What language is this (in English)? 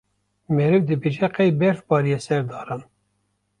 Kurdish